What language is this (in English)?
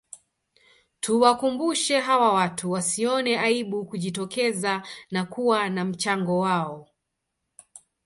Swahili